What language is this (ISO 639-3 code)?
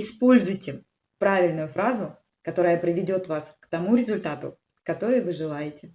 rus